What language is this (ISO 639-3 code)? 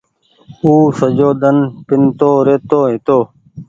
gig